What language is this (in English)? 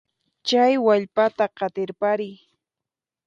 Puno Quechua